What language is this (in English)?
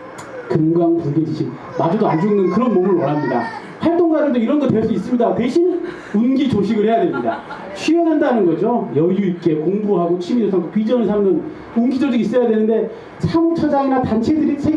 Korean